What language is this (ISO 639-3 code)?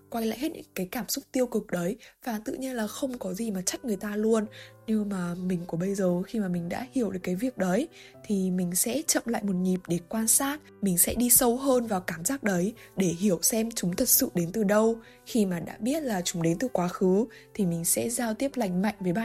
vie